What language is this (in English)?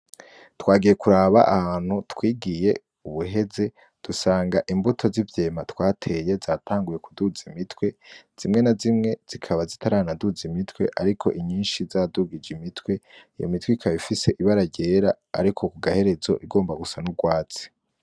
Rundi